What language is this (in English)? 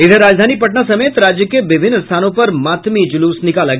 Hindi